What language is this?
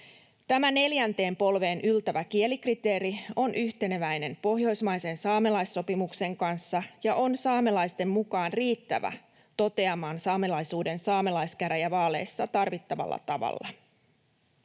Finnish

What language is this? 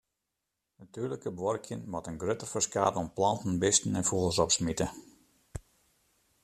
Western Frisian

